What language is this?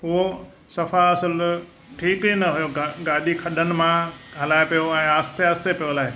Sindhi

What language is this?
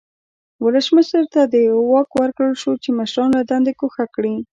Pashto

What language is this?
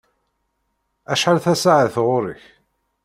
Kabyle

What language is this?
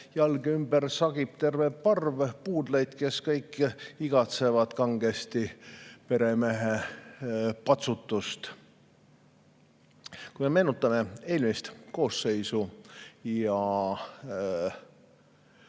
Estonian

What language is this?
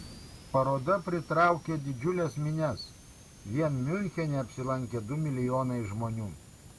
Lithuanian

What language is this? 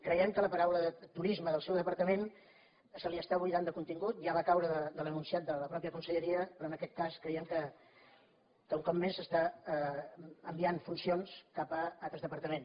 Catalan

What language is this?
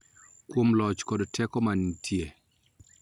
Luo (Kenya and Tanzania)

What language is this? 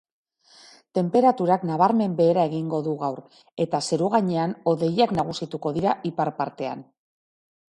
Basque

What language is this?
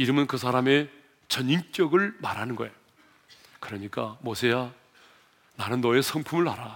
Korean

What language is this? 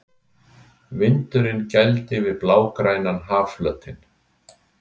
Icelandic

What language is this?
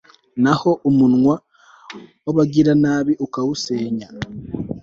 Kinyarwanda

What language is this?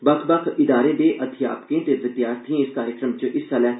Dogri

